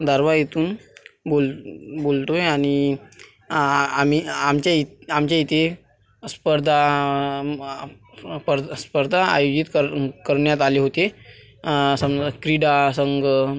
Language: Marathi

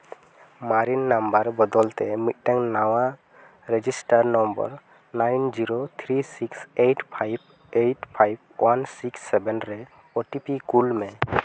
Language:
Santali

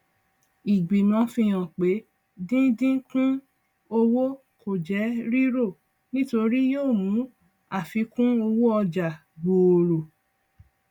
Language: Yoruba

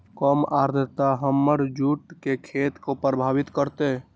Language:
Magahi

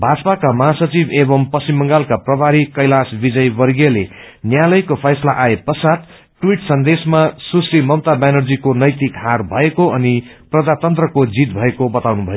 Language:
Nepali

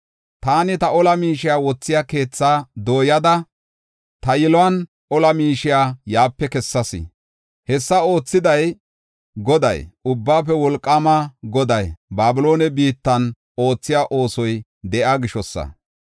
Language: Gofa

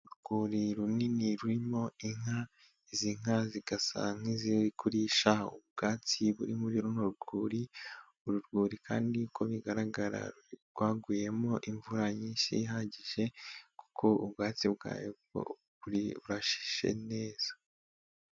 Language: Kinyarwanda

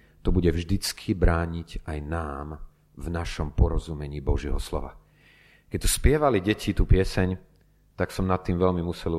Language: Slovak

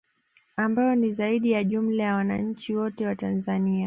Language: Swahili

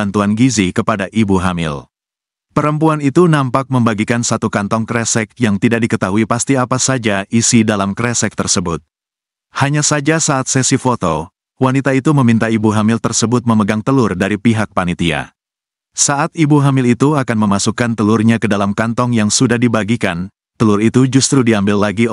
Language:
Indonesian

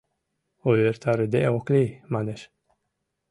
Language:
Mari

